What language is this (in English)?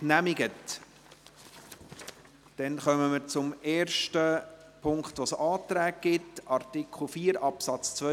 Swiss German